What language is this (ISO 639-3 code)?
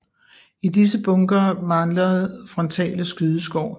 dan